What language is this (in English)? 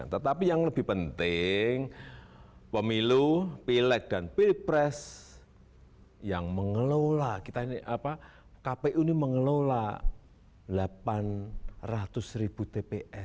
Indonesian